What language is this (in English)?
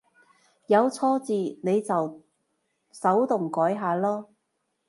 Cantonese